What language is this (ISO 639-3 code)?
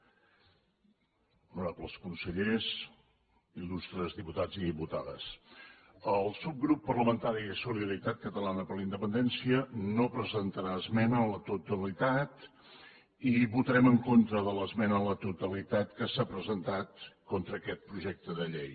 cat